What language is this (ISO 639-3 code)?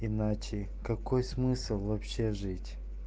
rus